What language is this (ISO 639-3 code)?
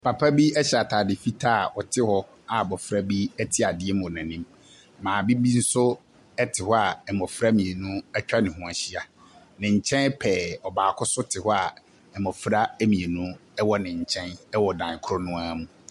aka